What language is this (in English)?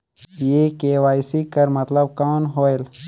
Chhattisgarhi